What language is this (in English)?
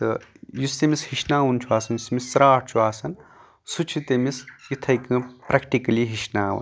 Kashmiri